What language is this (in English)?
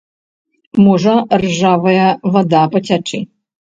Belarusian